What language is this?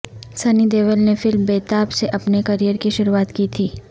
Urdu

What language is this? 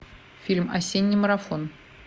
Russian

